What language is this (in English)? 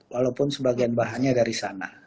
Indonesian